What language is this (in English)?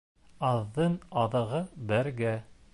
Bashkir